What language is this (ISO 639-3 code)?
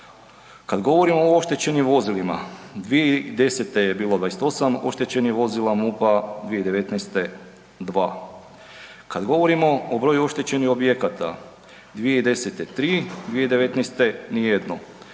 hrv